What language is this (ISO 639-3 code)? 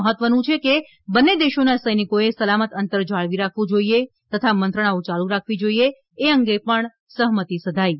guj